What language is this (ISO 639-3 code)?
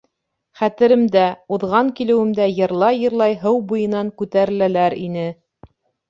bak